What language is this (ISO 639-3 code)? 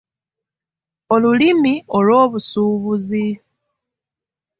lug